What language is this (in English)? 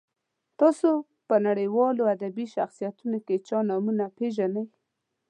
Pashto